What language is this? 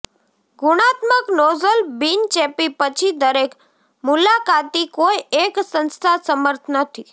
Gujarati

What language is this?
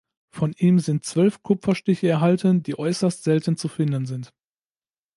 German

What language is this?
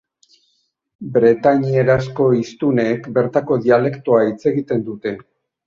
Basque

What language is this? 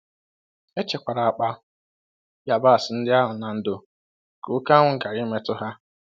Igbo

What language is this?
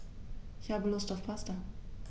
German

